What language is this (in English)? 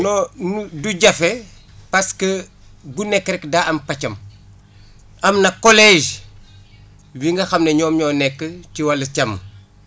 Wolof